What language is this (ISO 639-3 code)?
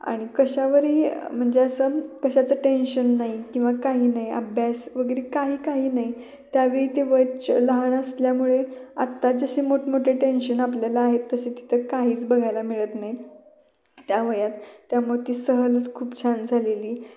mar